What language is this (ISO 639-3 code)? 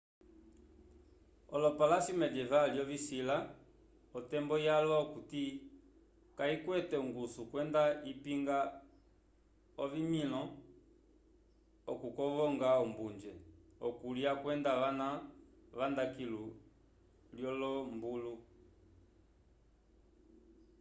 umb